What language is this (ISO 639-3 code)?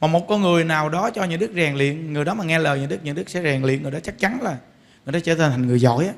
vie